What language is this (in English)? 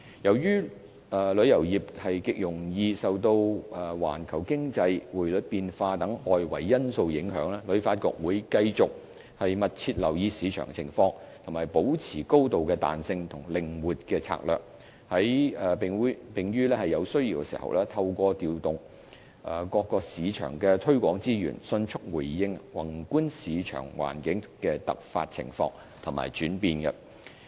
Cantonese